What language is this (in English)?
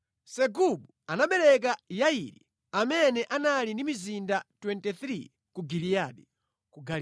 Nyanja